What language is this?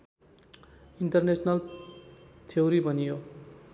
Nepali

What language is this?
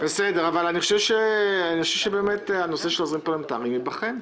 Hebrew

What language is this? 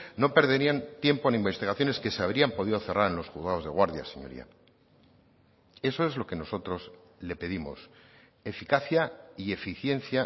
Spanish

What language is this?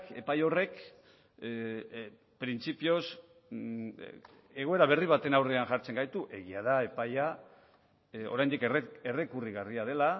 Basque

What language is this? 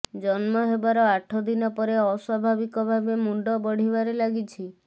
Odia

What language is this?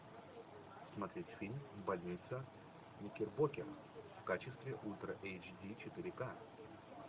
Russian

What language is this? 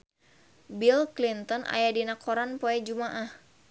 Sundanese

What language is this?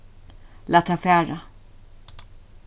Faroese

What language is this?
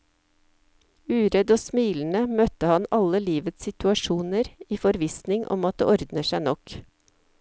Norwegian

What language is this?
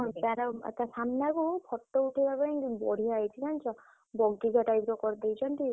Odia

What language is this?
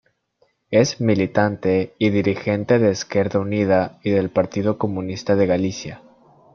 Spanish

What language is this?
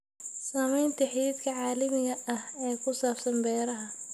Somali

